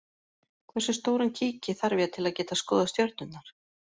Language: Icelandic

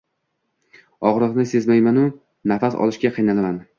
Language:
Uzbek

